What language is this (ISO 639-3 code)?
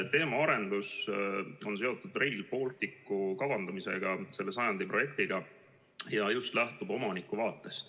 est